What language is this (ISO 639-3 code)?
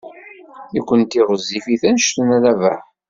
kab